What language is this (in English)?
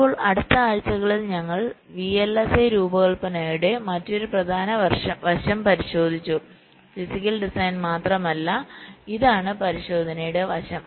Malayalam